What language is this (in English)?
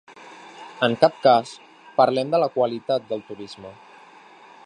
Catalan